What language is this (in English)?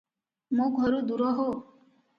Odia